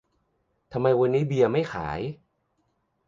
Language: Thai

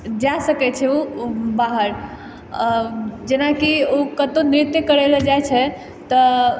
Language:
Maithili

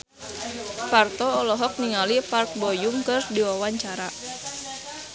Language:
Sundanese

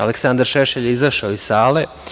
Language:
Serbian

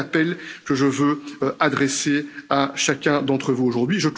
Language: French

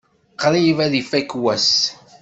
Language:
Kabyle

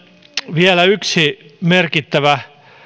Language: Finnish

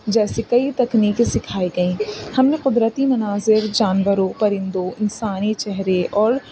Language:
Urdu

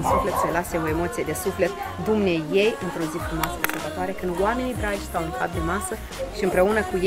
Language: Romanian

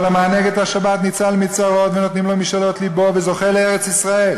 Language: Hebrew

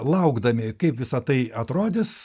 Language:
Lithuanian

